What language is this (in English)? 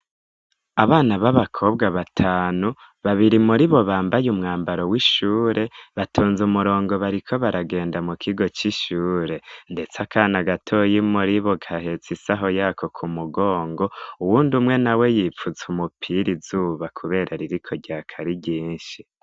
Rundi